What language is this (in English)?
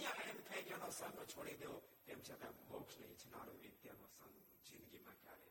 Gujarati